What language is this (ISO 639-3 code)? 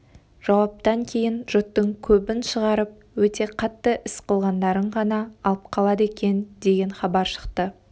kaz